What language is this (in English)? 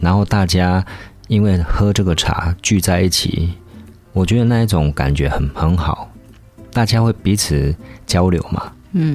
Chinese